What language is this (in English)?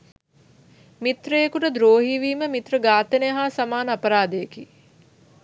Sinhala